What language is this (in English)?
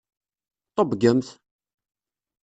Kabyle